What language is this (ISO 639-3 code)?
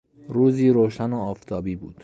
fas